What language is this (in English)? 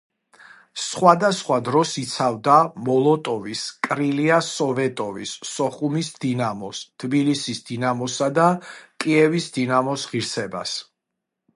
Georgian